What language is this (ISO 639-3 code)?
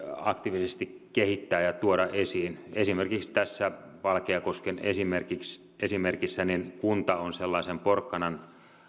fin